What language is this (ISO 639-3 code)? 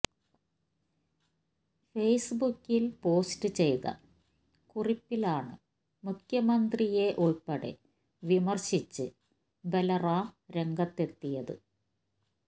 mal